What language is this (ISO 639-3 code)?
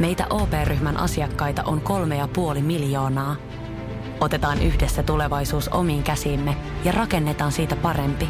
fin